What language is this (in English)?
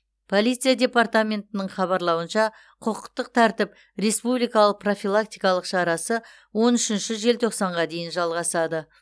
Kazakh